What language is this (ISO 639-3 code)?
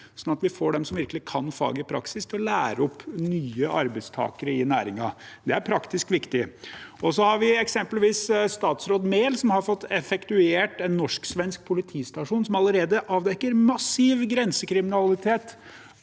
nor